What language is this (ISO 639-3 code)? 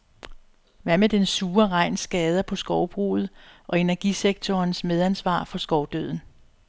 dan